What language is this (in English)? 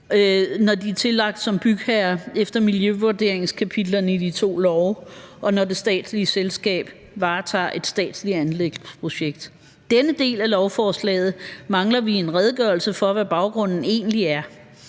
Danish